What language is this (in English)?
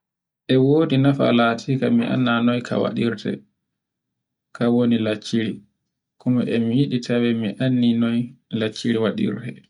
Borgu Fulfulde